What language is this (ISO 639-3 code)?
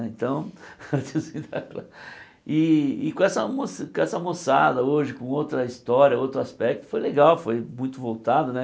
por